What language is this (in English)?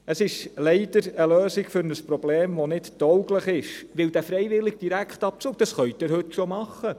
Swiss German